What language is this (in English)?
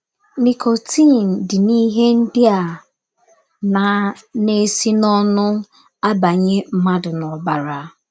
Igbo